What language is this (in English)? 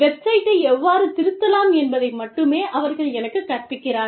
Tamil